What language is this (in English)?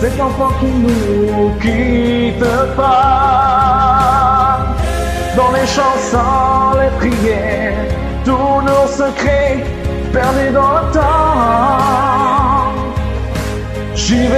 French